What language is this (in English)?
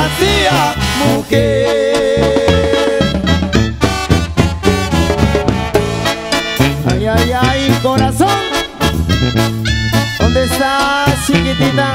Spanish